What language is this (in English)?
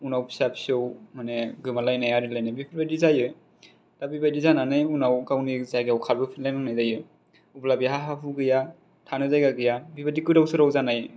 Bodo